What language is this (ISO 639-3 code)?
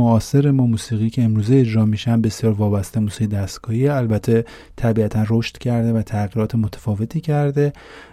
fas